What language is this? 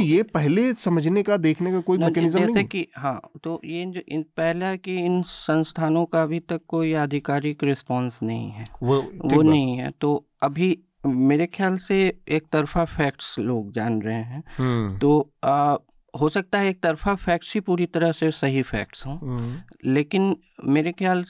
Hindi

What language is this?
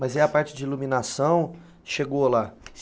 Portuguese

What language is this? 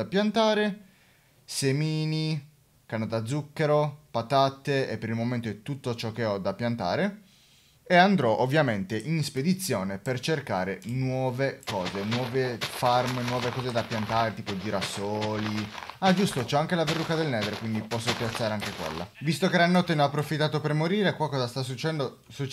Italian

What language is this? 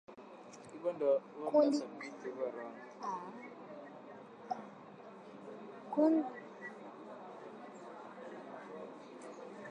Swahili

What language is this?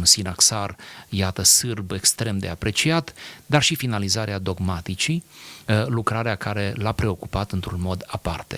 Romanian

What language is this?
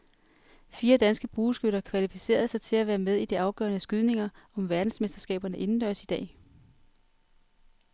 Danish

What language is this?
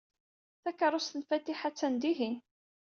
Kabyle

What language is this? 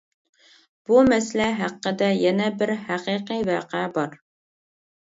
Uyghur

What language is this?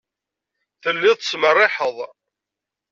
Kabyle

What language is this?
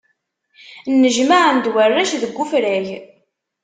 Kabyle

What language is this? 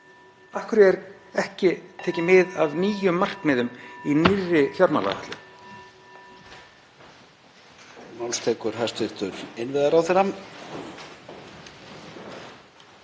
Icelandic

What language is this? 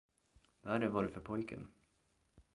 Swedish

